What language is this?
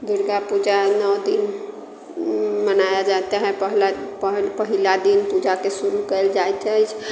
Maithili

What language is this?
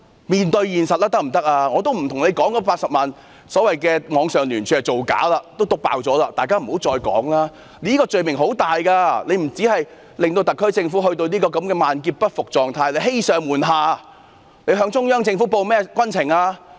Cantonese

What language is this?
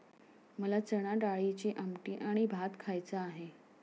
Marathi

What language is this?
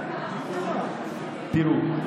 Hebrew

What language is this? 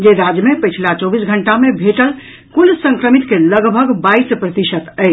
Maithili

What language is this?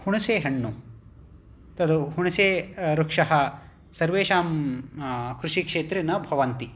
Sanskrit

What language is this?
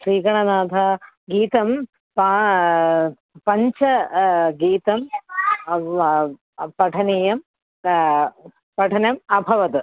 Sanskrit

